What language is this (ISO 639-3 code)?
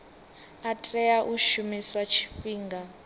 ven